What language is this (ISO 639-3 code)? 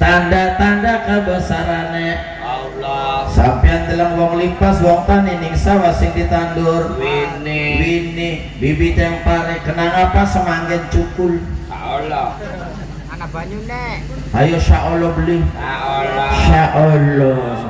ind